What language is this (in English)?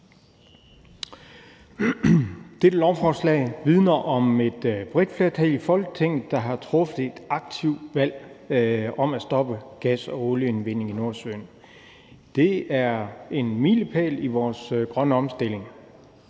Danish